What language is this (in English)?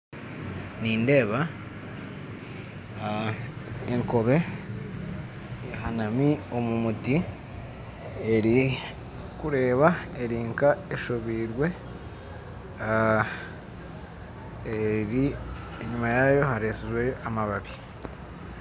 Nyankole